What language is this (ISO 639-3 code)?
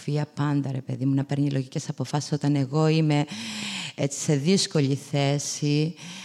ell